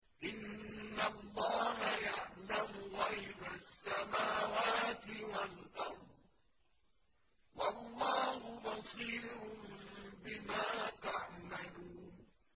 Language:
Arabic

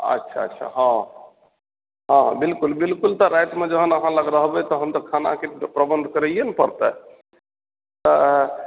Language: Maithili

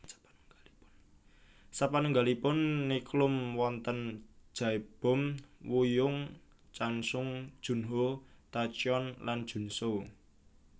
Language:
Javanese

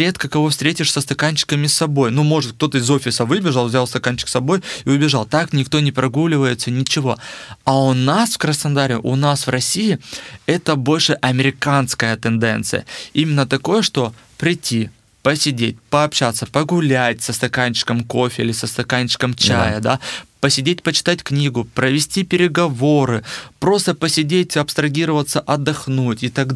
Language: Russian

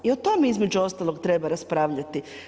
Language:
Croatian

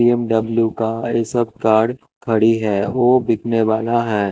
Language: Hindi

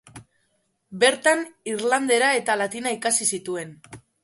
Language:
Basque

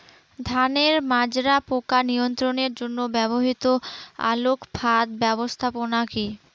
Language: Bangla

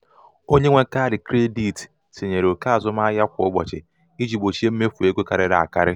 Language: Igbo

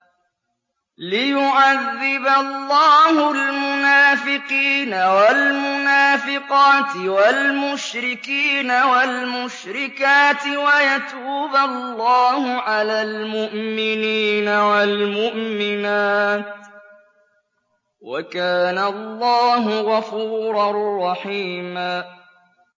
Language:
Arabic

